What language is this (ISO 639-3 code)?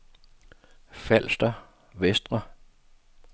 dan